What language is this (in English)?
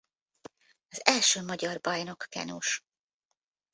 Hungarian